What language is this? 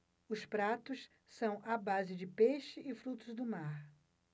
Portuguese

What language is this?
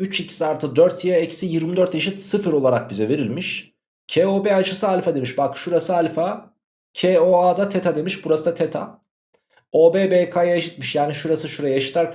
Turkish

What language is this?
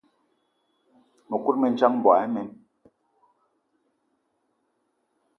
Eton (Cameroon)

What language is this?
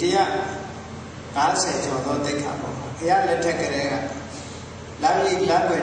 Arabic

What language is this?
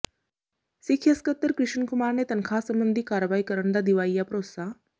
Punjabi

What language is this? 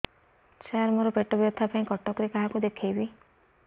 Odia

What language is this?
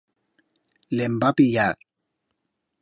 Aragonese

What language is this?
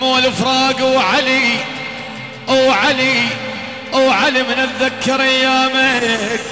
Arabic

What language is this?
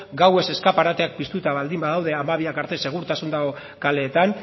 Basque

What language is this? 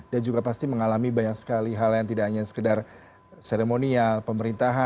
Indonesian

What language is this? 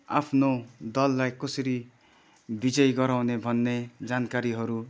Nepali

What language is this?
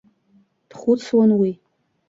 Abkhazian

